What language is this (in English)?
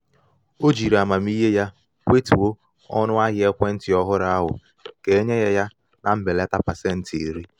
Igbo